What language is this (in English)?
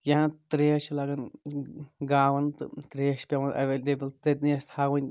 Kashmiri